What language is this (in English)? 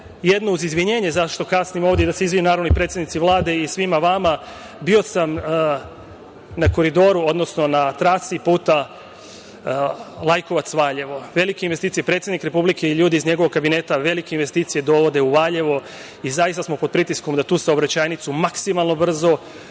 Serbian